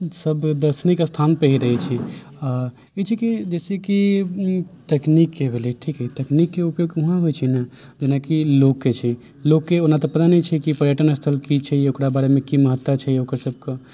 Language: Maithili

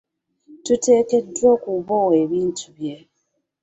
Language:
Ganda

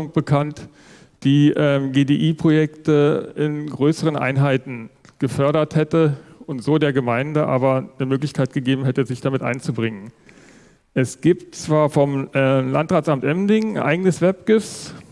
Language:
German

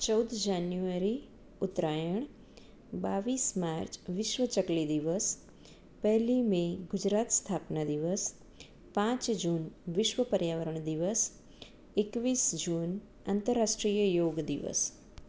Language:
Gujarati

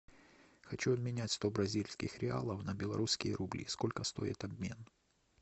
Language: Russian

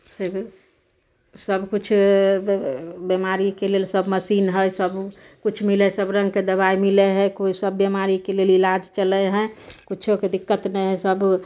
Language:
Maithili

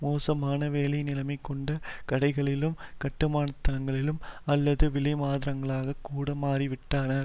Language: Tamil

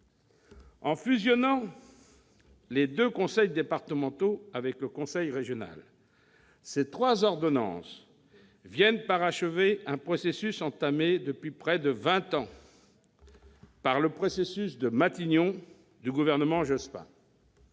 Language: French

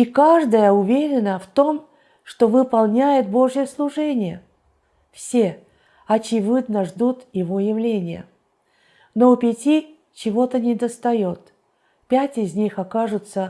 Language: Russian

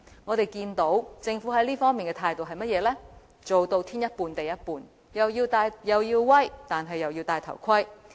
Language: Cantonese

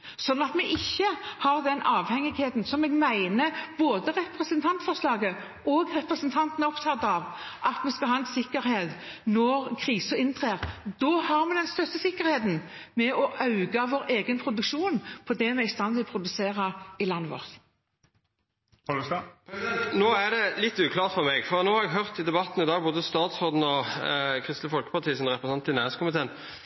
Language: Norwegian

